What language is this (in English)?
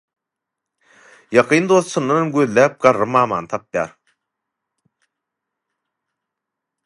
Turkmen